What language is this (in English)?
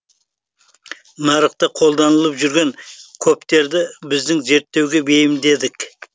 Kazakh